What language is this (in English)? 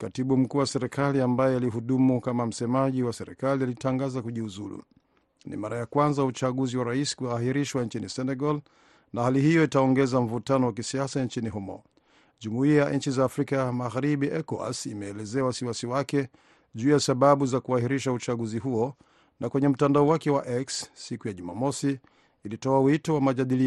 Swahili